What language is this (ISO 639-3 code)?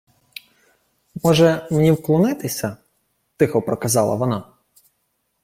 ukr